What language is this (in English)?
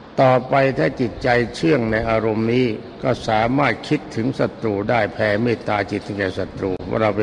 Thai